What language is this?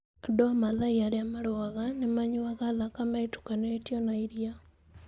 Kikuyu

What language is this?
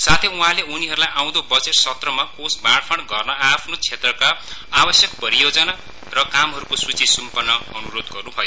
Nepali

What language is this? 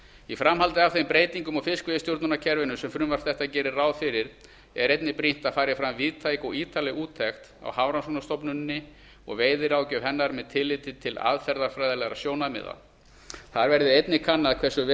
Icelandic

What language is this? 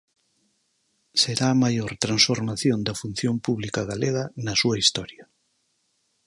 Galician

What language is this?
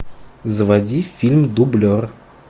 Russian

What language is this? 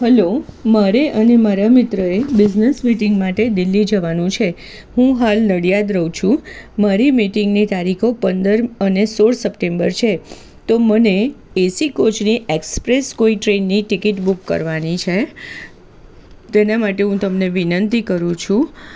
Gujarati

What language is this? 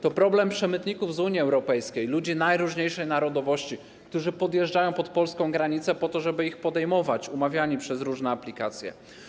Polish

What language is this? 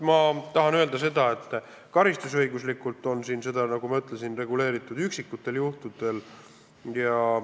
Estonian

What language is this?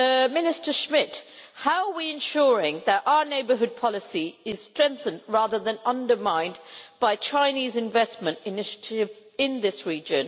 English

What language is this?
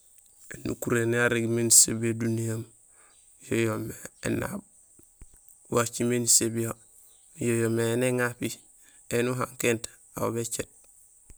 Gusilay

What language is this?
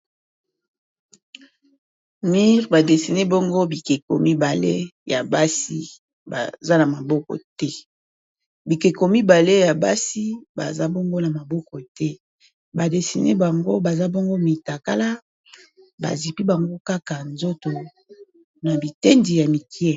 Lingala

